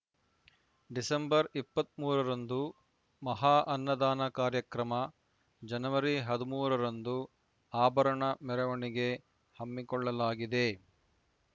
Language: Kannada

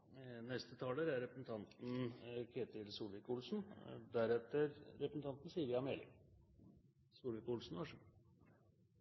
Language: Norwegian Bokmål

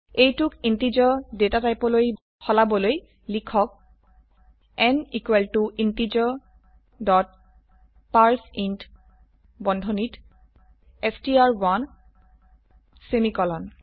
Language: Assamese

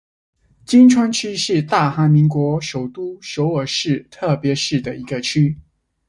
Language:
Chinese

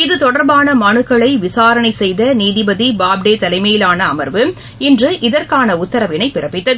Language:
Tamil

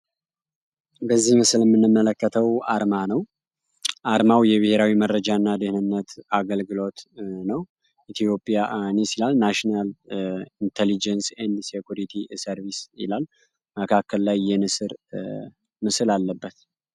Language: Amharic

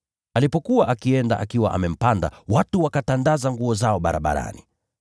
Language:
Swahili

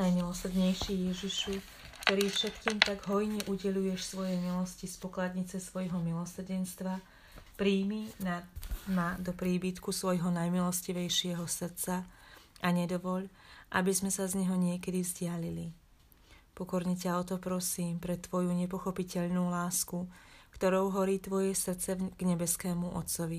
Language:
Slovak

